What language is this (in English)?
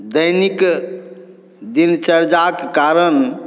Maithili